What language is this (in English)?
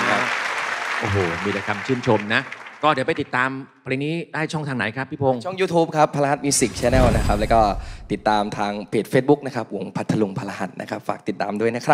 Thai